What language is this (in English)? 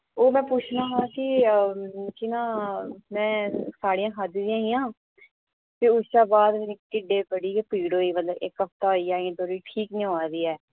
Dogri